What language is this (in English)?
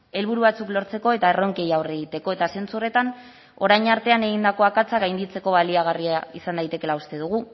Basque